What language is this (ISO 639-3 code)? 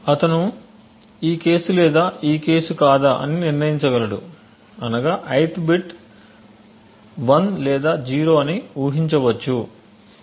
tel